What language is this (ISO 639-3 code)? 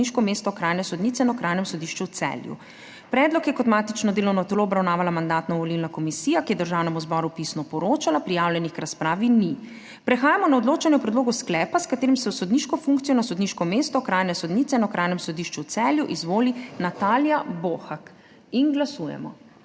slv